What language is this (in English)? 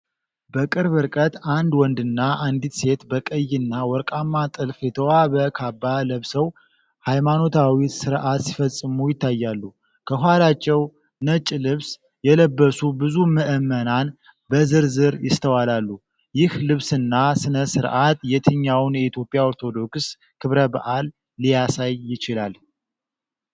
Amharic